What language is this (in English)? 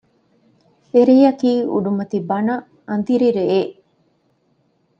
Divehi